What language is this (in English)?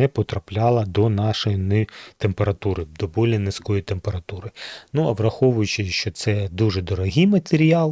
Ukrainian